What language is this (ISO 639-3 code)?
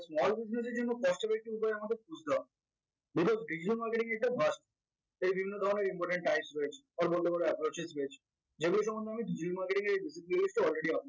ben